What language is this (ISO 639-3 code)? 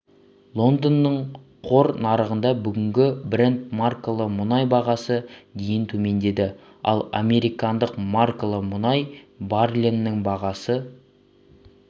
kaz